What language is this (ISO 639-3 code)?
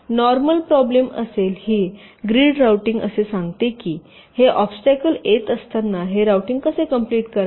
mar